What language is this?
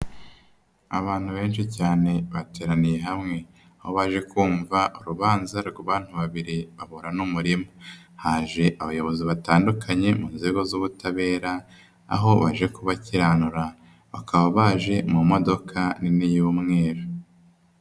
Kinyarwanda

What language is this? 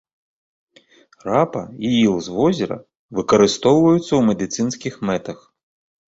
Belarusian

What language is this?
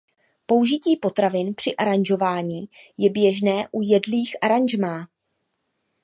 Czech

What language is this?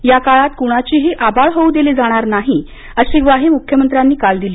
Marathi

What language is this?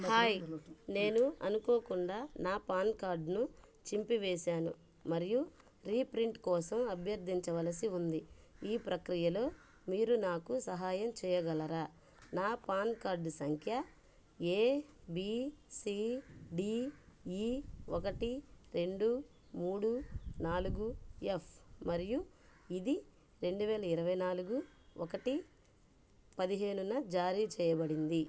Telugu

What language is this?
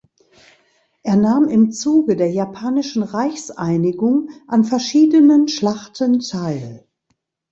German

